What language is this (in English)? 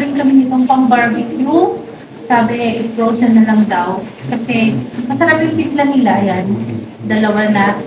Filipino